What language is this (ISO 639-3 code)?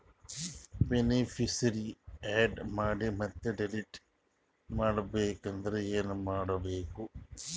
kan